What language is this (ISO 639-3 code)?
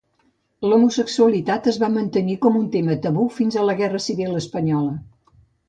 cat